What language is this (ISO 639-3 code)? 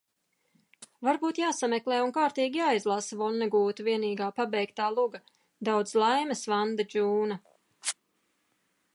lav